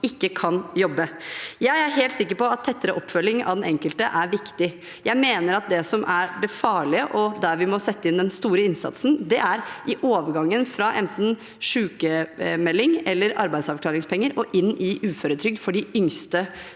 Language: Norwegian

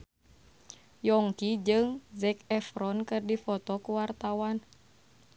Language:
Sundanese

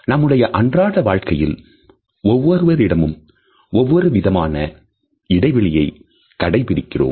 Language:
Tamil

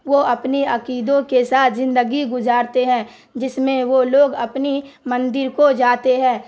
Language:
Urdu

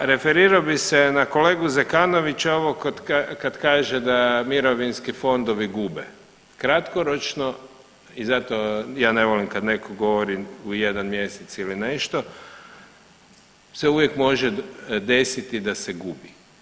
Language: Croatian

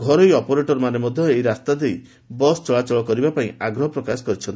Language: Odia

